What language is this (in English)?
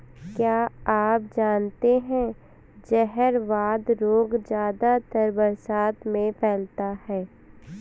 Hindi